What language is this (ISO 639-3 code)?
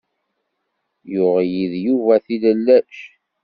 kab